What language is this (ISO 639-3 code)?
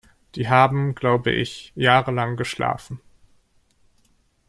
deu